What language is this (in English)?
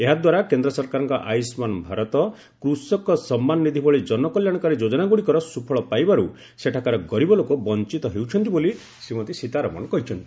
Odia